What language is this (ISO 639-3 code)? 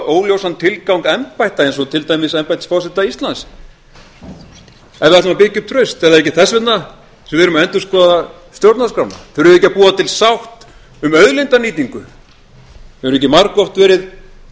isl